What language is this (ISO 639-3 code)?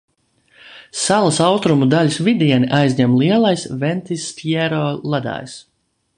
lav